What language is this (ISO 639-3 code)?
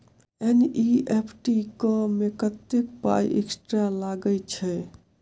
mai